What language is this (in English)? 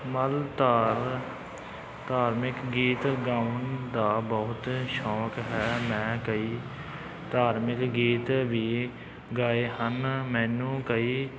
Punjabi